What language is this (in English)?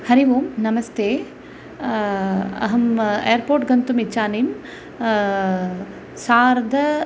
Sanskrit